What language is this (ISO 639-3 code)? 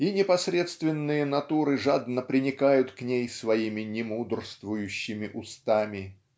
rus